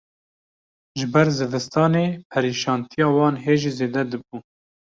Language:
Kurdish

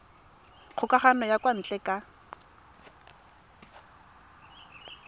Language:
Tswana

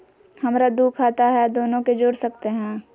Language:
Magahi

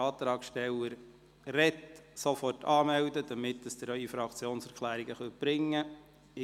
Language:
Swiss German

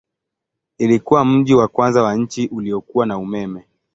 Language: Swahili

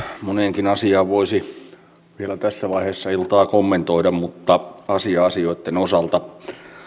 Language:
Finnish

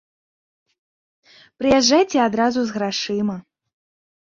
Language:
Belarusian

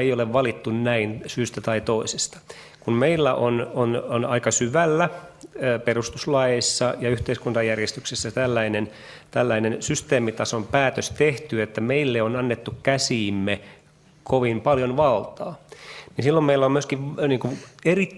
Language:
Finnish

